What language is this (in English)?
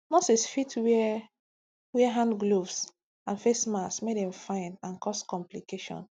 Nigerian Pidgin